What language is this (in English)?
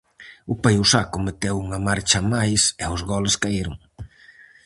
Galician